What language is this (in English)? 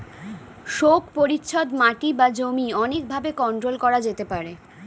Bangla